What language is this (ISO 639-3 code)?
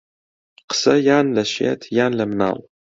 ckb